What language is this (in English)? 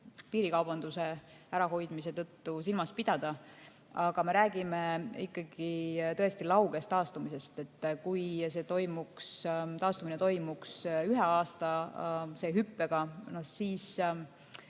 Estonian